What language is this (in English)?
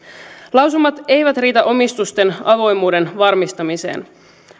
Finnish